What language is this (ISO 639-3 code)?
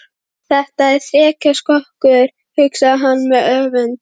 isl